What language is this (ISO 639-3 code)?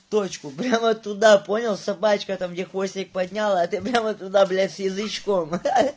rus